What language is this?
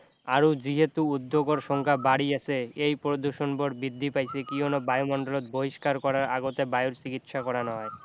Assamese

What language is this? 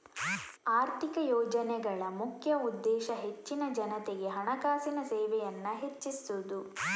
Kannada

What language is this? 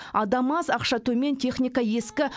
Kazakh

